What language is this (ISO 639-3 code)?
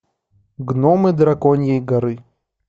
rus